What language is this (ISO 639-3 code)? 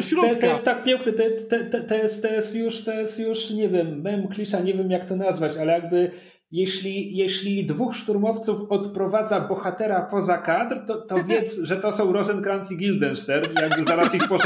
pol